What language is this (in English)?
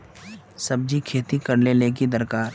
Magahi